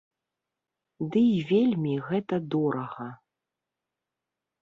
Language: Belarusian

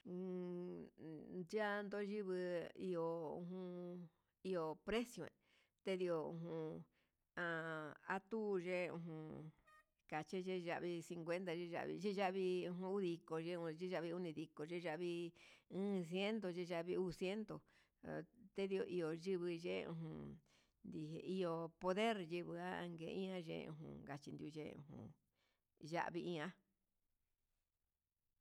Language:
Huitepec Mixtec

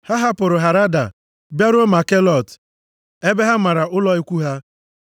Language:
Igbo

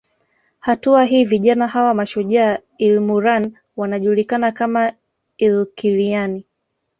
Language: Swahili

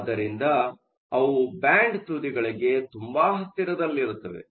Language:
Kannada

